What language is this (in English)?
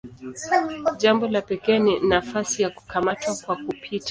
Swahili